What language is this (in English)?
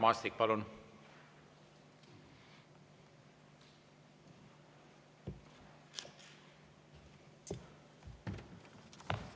Estonian